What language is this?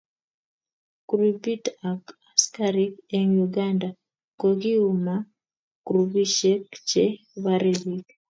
Kalenjin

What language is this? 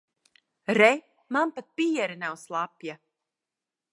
Latvian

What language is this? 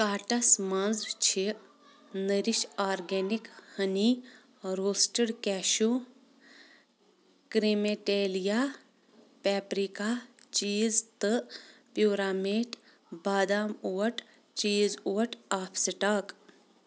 Kashmiri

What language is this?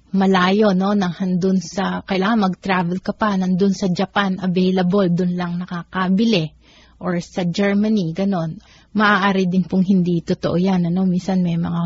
Filipino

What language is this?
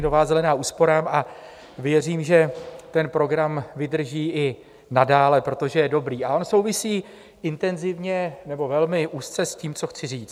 Czech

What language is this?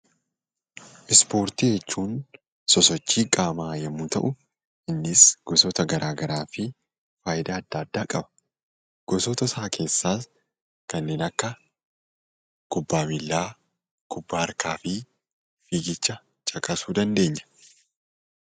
Oromo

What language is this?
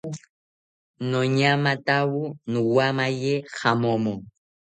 South Ucayali Ashéninka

